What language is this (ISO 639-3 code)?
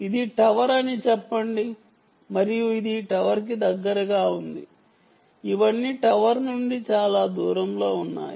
tel